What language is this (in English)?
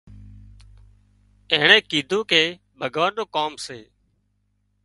Wadiyara Koli